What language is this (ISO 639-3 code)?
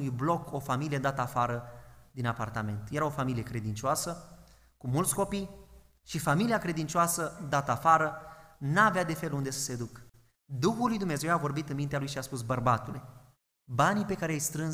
ron